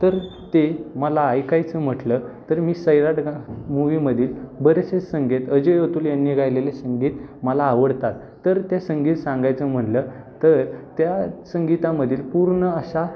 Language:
Marathi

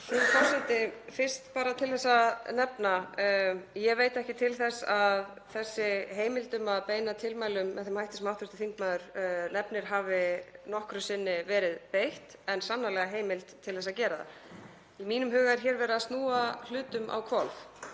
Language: Icelandic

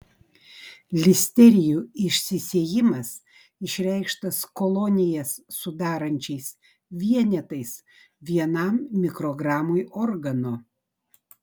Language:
Lithuanian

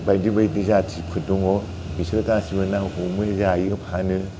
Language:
Bodo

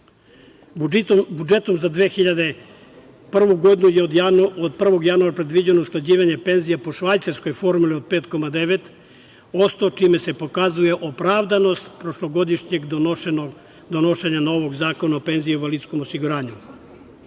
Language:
Serbian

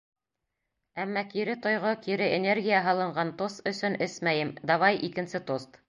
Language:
Bashkir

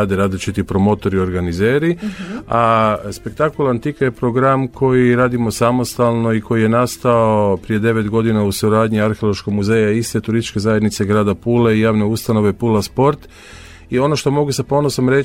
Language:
Croatian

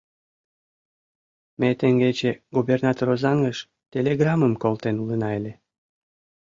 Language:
Mari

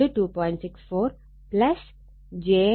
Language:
Malayalam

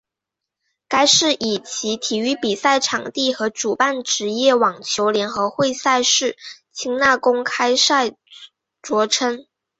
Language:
Chinese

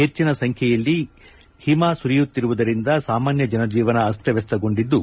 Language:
Kannada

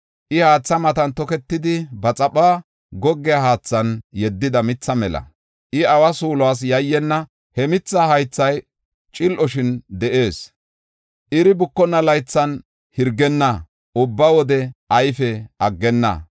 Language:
Gofa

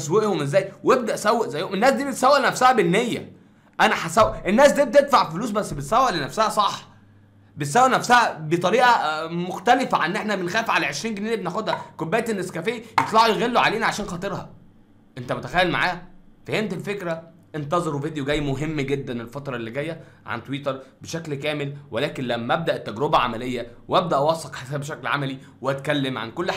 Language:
Arabic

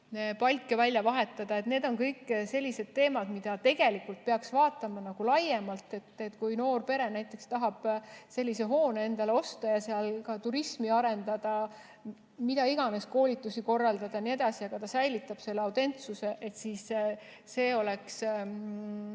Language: Estonian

